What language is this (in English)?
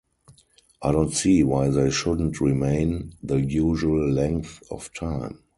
English